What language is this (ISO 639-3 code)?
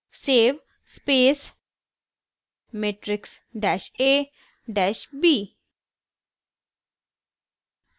hin